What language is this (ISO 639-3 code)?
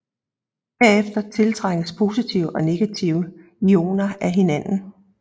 dan